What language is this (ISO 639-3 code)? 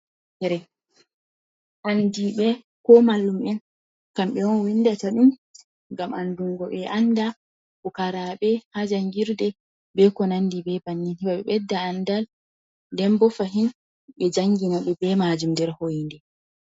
ful